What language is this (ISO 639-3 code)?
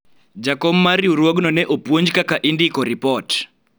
luo